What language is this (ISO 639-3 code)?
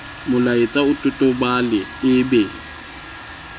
sot